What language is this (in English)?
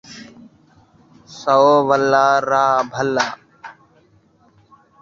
Saraiki